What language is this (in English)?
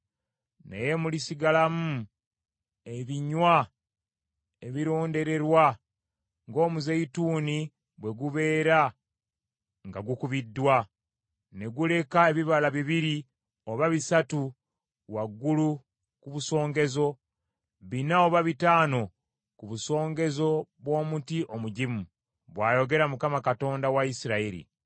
Ganda